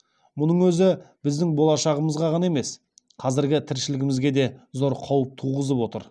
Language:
Kazakh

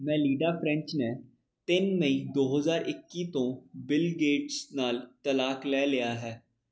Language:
Punjabi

